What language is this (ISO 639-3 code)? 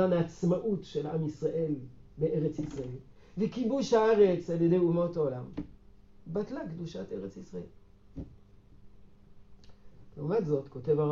heb